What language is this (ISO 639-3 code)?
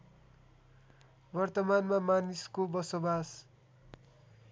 nep